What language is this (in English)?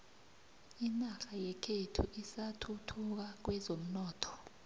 South Ndebele